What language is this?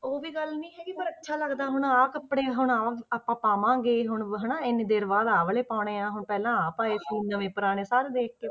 Punjabi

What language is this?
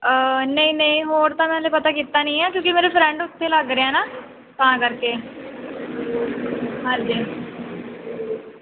Punjabi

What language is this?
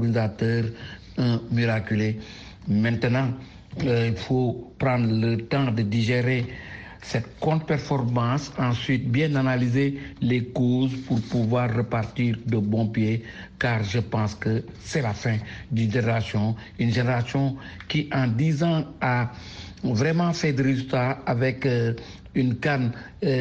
French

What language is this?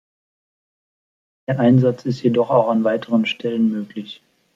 German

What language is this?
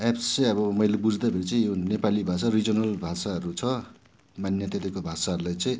Nepali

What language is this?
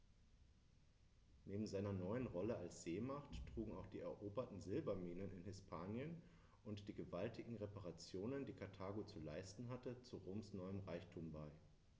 German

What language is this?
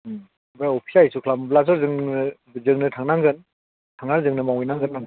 Bodo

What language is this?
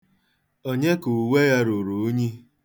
Igbo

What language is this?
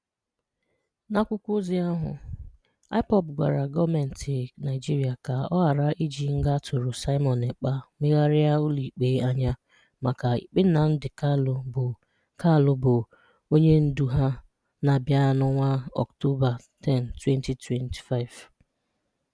Igbo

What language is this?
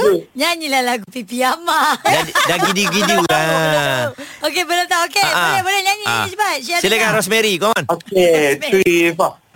Malay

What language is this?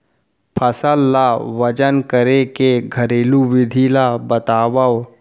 Chhattisgarhi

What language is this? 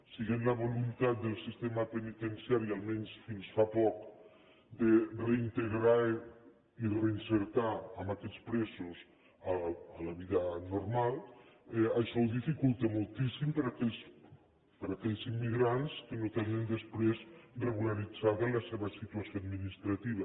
Catalan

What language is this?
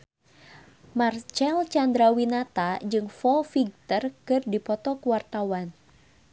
Sundanese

